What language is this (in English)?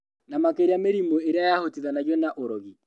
Kikuyu